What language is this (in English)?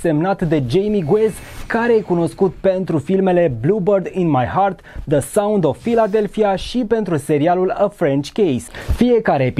Romanian